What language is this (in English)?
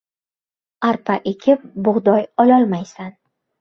Uzbek